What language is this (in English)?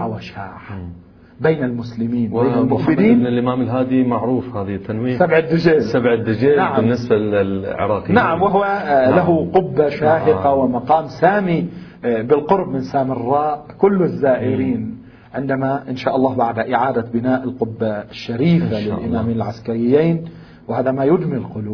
Arabic